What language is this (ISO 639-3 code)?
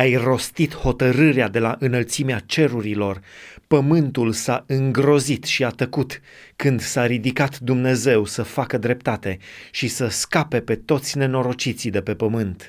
ron